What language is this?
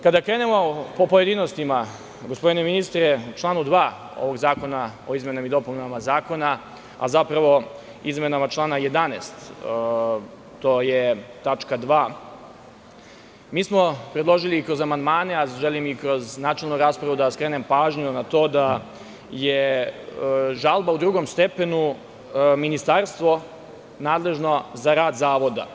Serbian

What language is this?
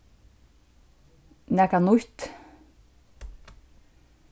Faroese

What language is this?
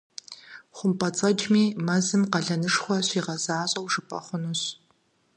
Kabardian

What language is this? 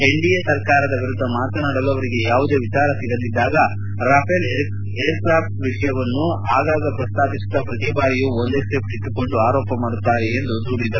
Kannada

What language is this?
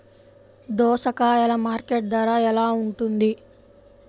Telugu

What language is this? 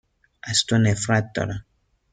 Persian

